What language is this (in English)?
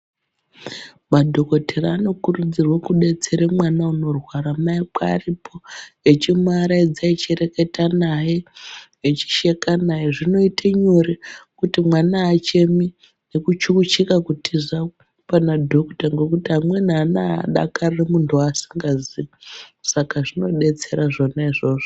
Ndau